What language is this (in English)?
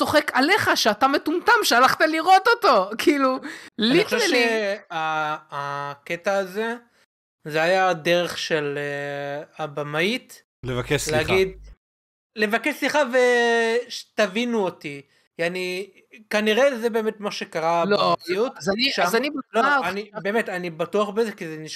Hebrew